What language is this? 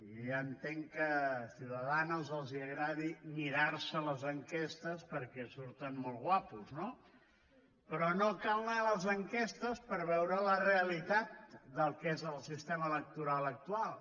Catalan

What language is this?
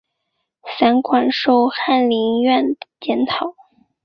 Chinese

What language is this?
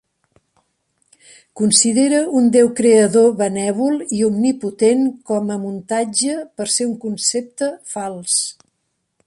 Catalan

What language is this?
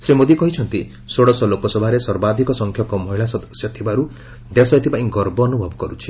Odia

